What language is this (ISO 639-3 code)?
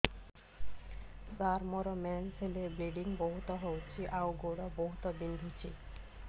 ori